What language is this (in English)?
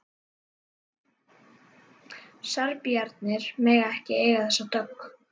Icelandic